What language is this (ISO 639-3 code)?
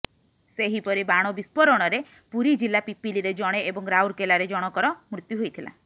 ori